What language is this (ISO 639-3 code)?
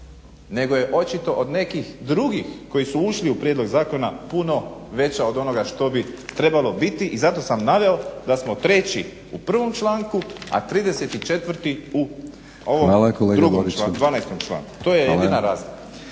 hrv